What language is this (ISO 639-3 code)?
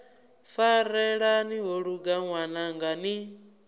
ven